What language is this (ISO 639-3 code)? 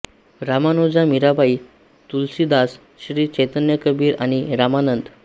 mar